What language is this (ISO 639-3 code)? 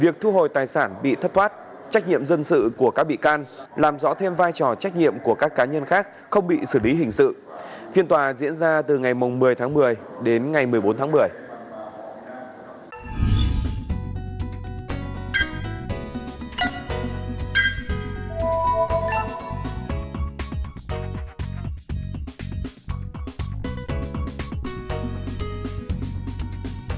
vie